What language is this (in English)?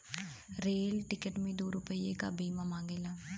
Bhojpuri